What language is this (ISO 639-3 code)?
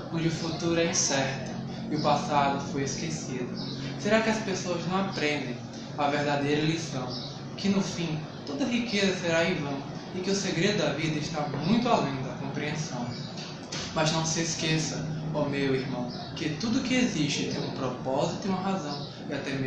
por